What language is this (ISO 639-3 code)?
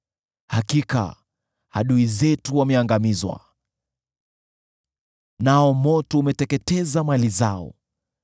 swa